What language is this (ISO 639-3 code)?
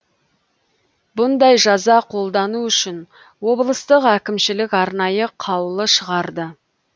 kaz